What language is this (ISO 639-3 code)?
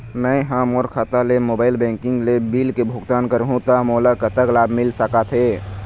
hne